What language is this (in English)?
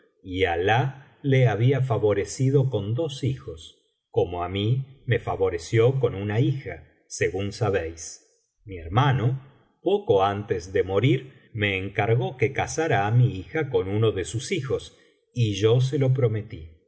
Spanish